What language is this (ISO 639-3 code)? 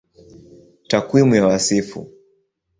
swa